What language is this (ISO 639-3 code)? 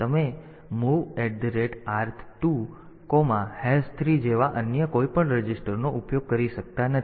guj